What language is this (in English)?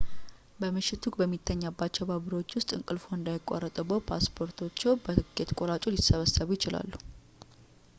Amharic